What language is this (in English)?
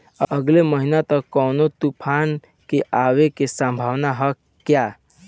Bhojpuri